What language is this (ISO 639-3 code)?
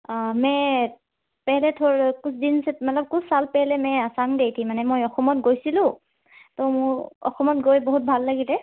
asm